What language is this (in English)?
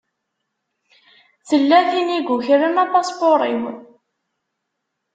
Kabyle